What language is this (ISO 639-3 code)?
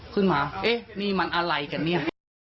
tha